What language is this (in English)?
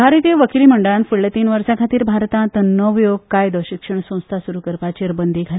Konkani